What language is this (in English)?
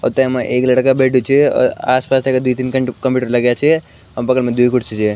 Garhwali